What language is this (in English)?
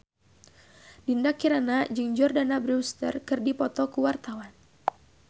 Sundanese